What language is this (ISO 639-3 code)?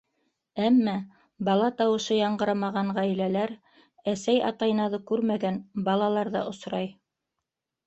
bak